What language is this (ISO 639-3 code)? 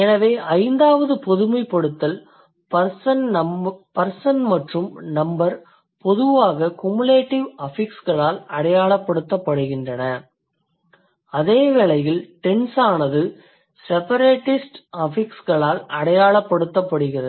tam